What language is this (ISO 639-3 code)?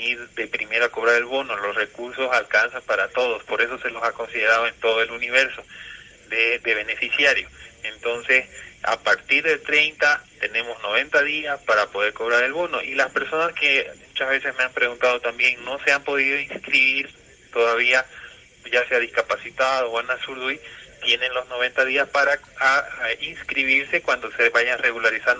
spa